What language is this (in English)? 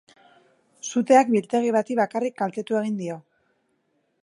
Basque